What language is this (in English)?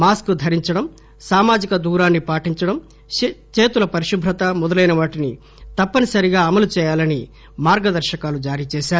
Telugu